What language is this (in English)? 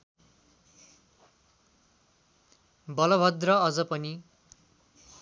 Nepali